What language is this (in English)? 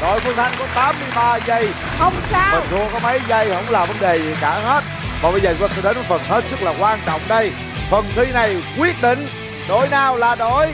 Vietnamese